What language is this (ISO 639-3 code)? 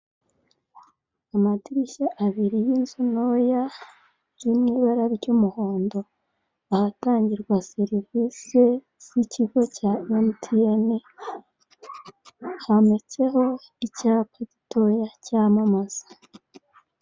kin